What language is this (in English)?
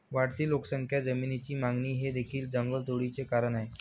Marathi